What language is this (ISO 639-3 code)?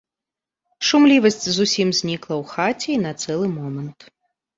bel